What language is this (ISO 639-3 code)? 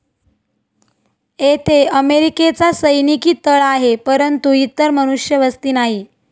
mar